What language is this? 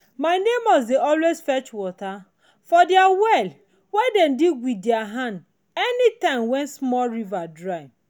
Nigerian Pidgin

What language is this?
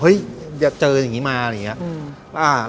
Thai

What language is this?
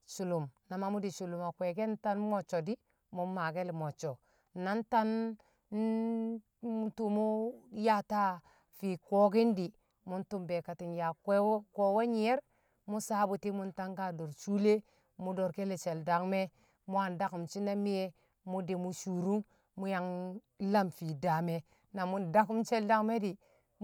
Kamo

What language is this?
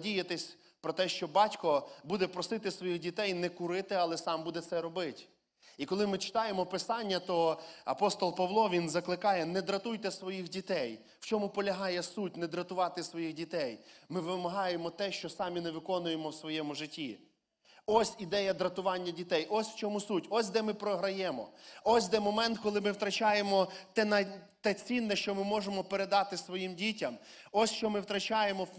Ukrainian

